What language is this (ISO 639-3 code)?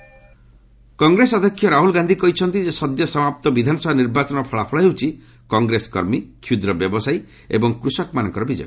ori